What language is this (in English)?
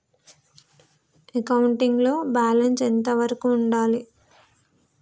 Telugu